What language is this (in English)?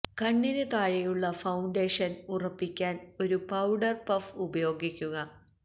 Malayalam